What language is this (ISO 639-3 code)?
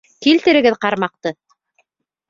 bak